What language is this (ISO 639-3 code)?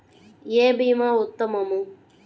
tel